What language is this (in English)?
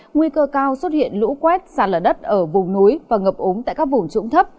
Vietnamese